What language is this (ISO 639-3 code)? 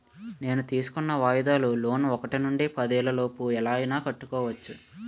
tel